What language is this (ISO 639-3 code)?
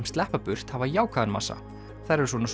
isl